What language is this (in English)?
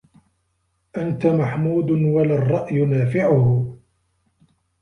Arabic